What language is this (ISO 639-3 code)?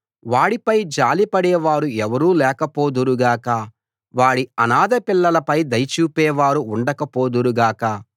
tel